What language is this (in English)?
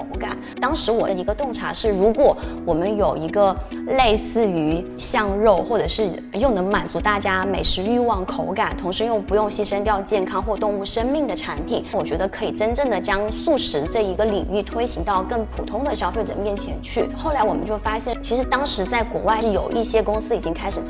Chinese